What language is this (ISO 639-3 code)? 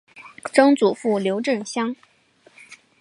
zho